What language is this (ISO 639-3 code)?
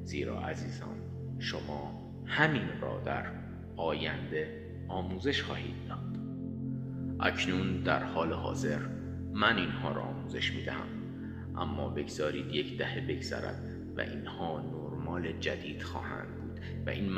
fas